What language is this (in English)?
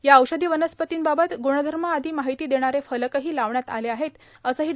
Marathi